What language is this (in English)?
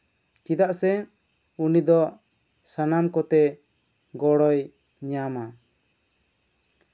Santali